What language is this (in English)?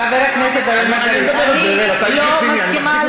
Hebrew